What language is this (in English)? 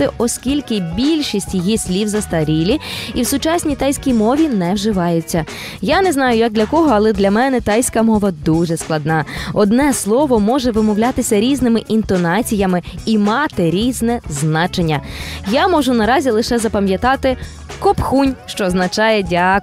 Ukrainian